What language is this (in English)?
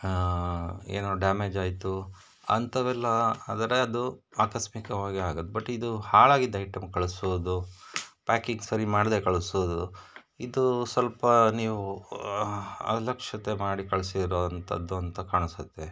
Kannada